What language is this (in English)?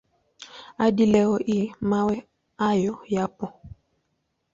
Swahili